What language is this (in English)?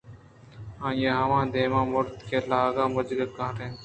Eastern Balochi